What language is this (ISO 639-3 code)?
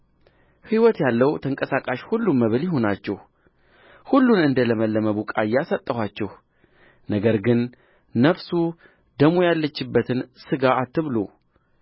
amh